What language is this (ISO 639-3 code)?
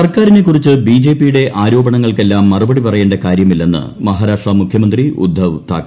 mal